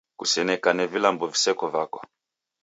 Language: Taita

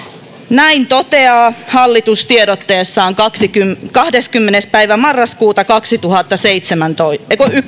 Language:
Finnish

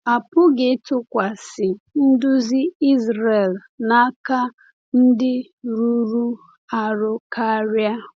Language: Igbo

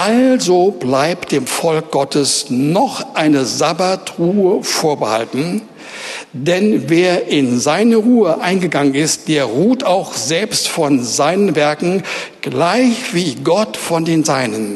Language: German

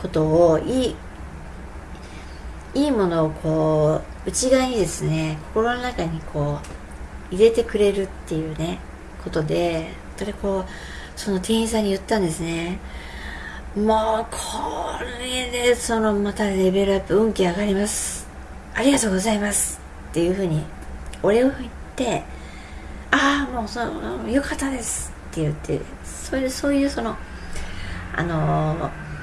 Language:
Japanese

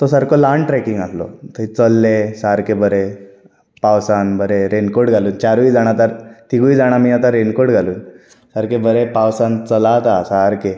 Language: Konkani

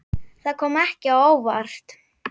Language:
Icelandic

